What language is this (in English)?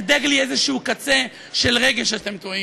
Hebrew